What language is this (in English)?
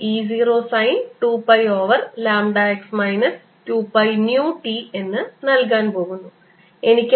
Malayalam